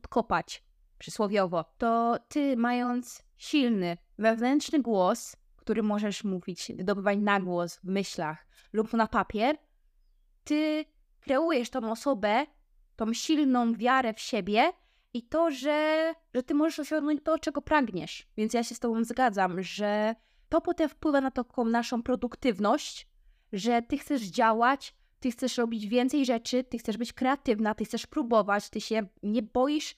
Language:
Polish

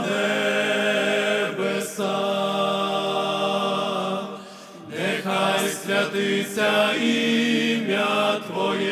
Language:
Ukrainian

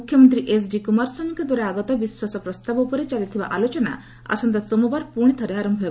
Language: Odia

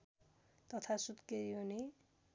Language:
Nepali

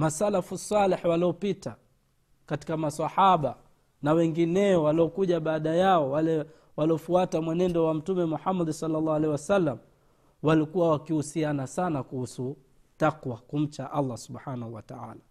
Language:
Swahili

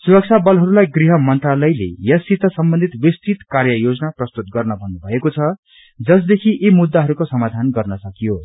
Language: Nepali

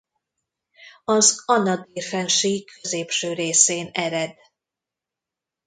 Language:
Hungarian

